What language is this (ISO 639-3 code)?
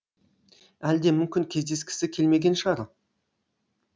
kaz